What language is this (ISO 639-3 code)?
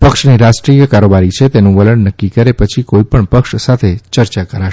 guj